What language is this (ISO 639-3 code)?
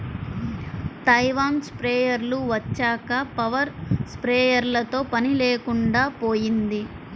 tel